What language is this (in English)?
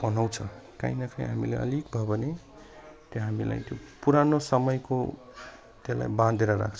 Nepali